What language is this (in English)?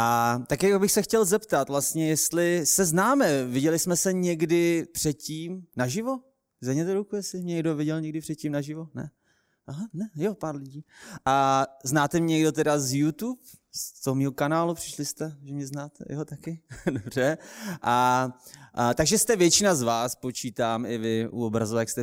Czech